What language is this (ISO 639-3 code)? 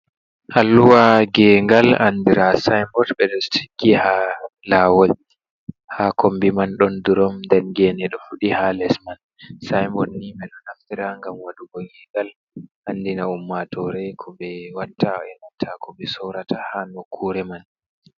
ful